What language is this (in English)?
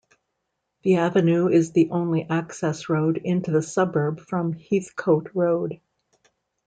English